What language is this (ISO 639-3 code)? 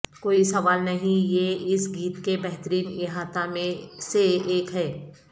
urd